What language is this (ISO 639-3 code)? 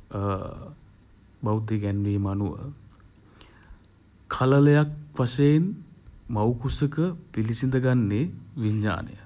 sin